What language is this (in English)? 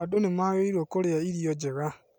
Kikuyu